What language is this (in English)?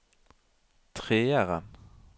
Norwegian